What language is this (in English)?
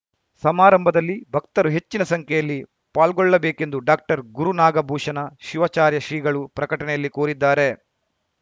Kannada